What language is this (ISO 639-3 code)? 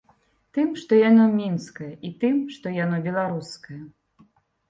bel